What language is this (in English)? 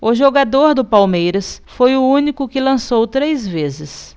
Portuguese